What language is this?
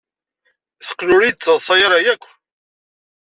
Kabyle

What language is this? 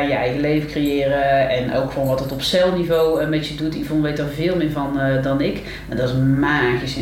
Dutch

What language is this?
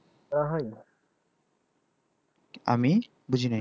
Bangla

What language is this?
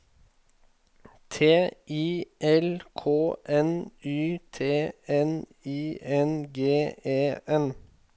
Norwegian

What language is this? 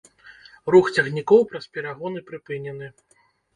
Belarusian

